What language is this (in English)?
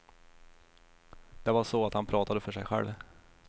Swedish